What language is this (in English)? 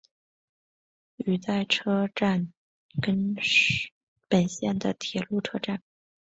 Chinese